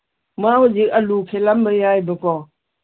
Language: Manipuri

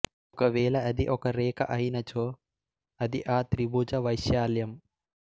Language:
Telugu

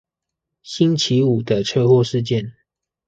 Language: Chinese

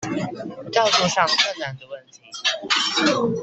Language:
Chinese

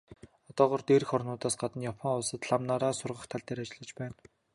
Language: Mongolian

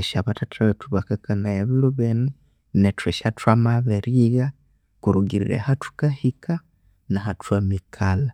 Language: Konzo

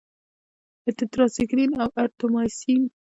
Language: Pashto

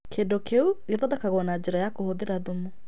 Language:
Kikuyu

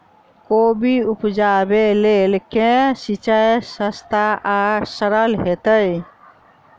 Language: Maithili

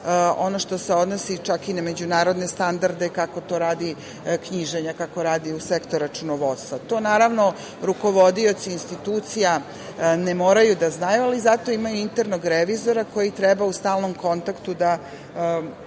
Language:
Serbian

